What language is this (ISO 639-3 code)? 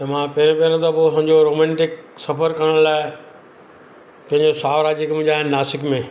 snd